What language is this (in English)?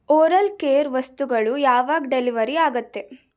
Kannada